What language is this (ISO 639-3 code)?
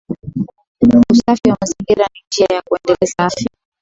swa